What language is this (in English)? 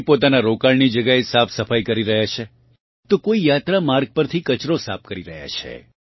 Gujarati